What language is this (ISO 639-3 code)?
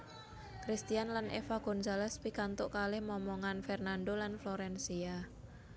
jav